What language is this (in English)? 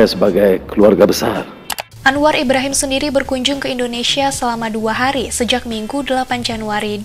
Indonesian